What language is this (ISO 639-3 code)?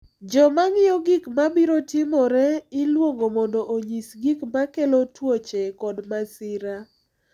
luo